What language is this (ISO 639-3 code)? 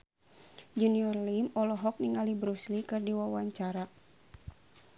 sun